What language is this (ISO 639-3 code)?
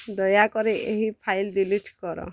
ori